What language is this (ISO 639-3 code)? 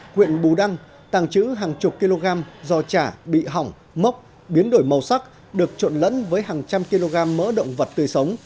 vie